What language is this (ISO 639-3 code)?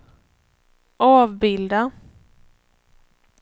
swe